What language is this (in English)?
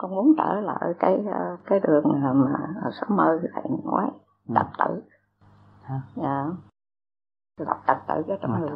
Vietnamese